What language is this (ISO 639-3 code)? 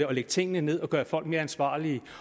dan